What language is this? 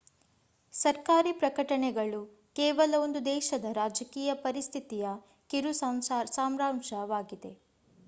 Kannada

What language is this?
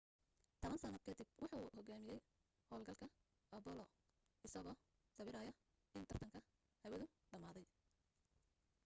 Somali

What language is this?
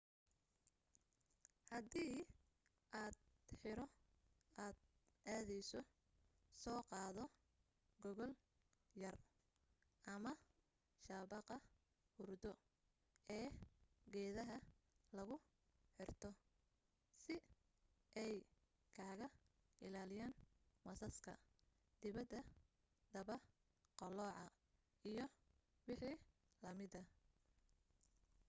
Somali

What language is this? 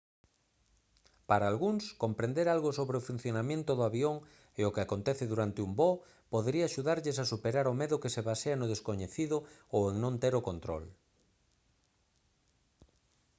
Galician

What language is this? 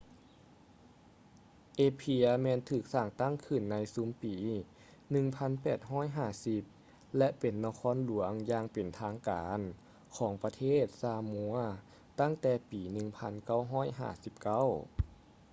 Lao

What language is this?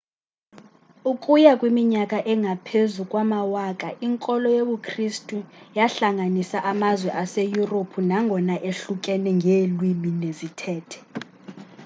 Xhosa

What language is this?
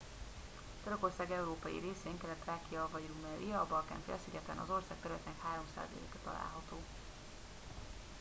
Hungarian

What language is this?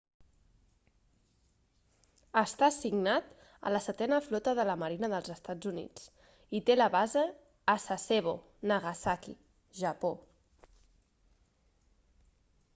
Catalan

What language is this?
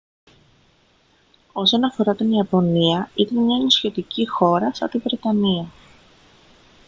Greek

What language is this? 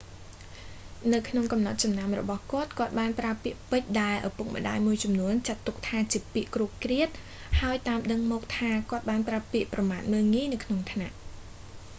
Khmer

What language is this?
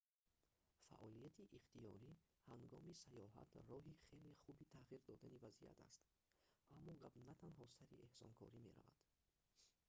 Tajik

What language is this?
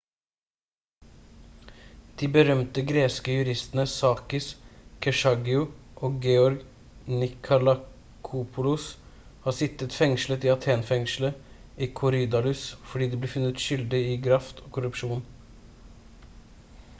Norwegian Bokmål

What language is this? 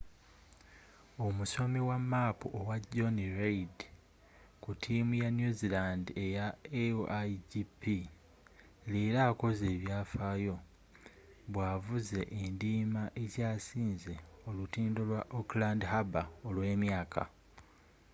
Ganda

